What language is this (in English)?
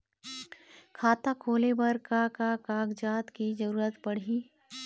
Chhattisgarhi